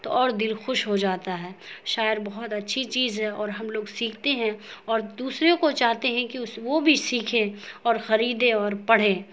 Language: Urdu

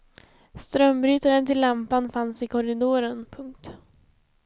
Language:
Swedish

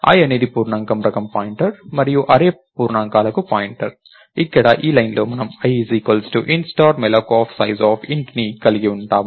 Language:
Telugu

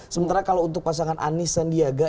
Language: Indonesian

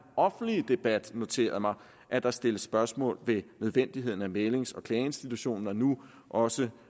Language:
Danish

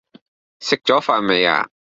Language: Cantonese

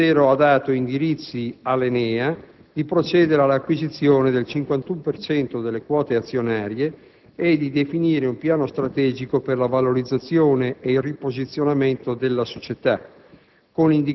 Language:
Italian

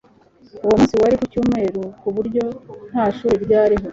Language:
Kinyarwanda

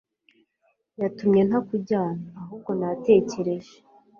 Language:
Kinyarwanda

